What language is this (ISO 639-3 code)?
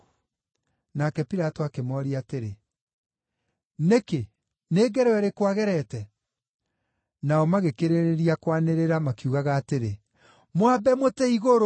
kik